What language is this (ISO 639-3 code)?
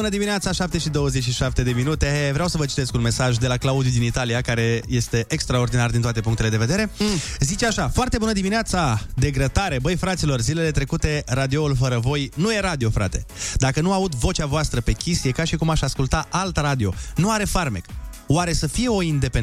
ron